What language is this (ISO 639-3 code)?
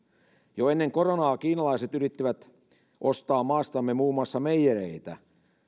fin